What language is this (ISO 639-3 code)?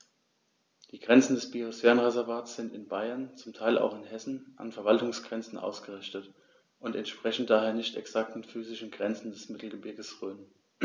deu